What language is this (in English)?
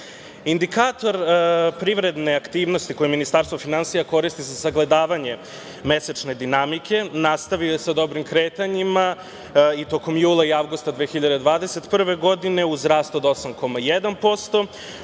Serbian